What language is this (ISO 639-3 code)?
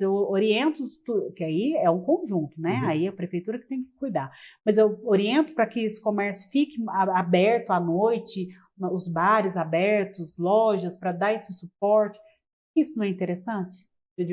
por